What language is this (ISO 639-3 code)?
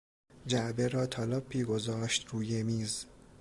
fas